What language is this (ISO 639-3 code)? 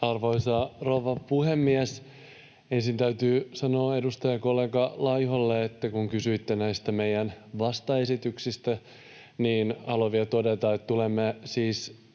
fin